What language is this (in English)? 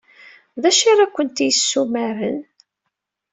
Kabyle